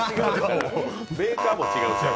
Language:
Japanese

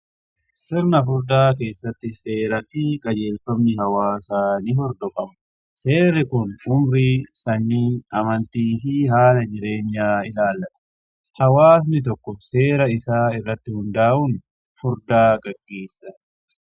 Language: Oromo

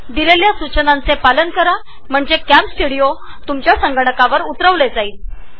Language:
Marathi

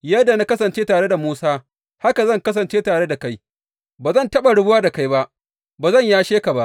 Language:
Hausa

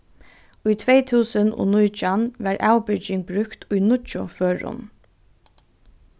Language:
Faroese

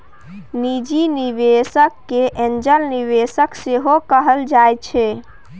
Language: Maithili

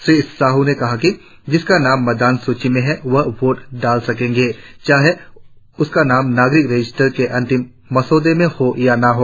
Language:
Hindi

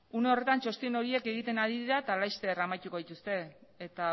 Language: Basque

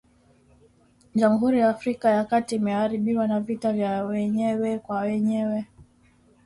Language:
Swahili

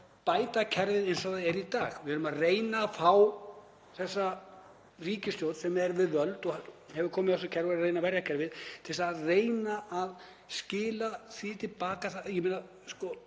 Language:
Icelandic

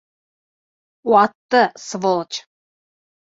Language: Bashkir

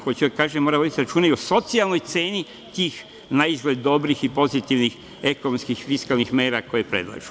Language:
Serbian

